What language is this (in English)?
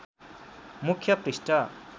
Nepali